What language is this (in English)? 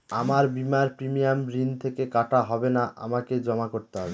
Bangla